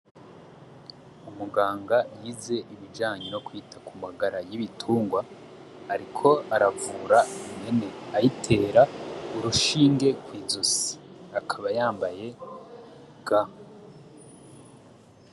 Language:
Rundi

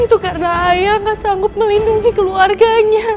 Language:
Indonesian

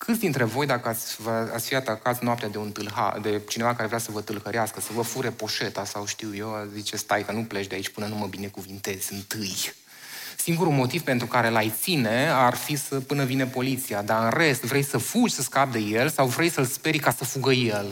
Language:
Romanian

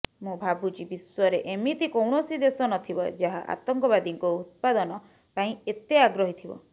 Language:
Odia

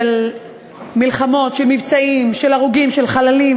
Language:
Hebrew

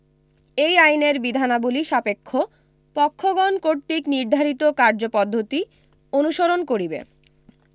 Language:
Bangla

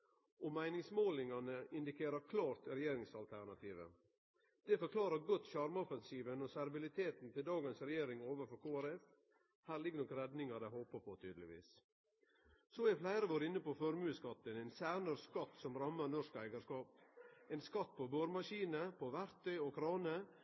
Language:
Norwegian Nynorsk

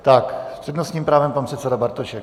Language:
Czech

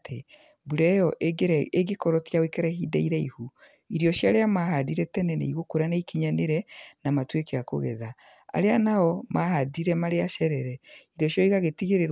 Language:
Kikuyu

